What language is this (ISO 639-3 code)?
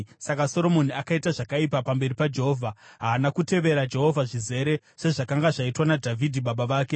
sna